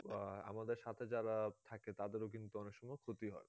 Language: Bangla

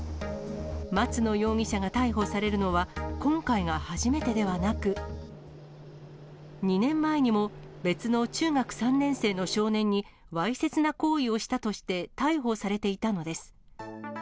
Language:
Japanese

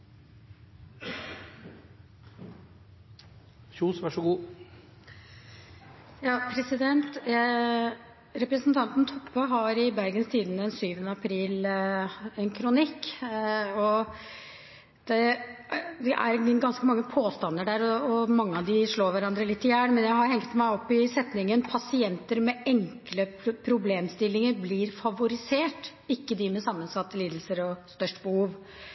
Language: Norwegian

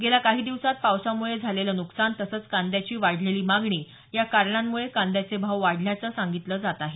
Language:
Marathi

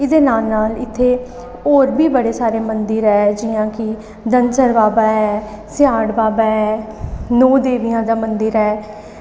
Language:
Dogri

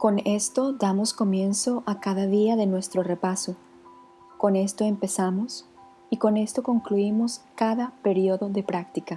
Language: Spanish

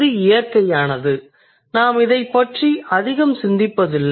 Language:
Tamil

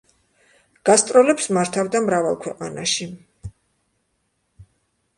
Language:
Georgian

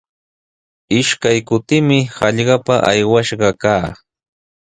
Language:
Sihuas Ancash Quechua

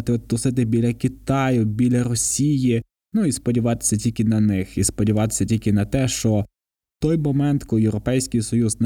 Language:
Ukrainian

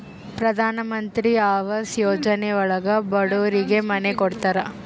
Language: Kannada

